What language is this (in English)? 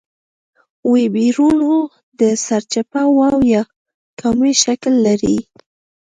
Pashto